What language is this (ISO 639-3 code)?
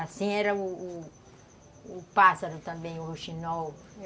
por